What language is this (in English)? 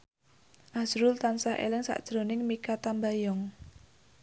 Javanese